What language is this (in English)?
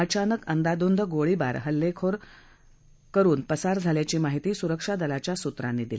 Marathi